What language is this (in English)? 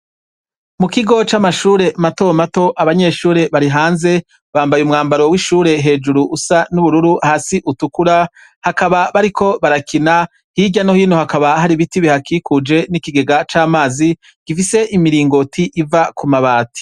Rundi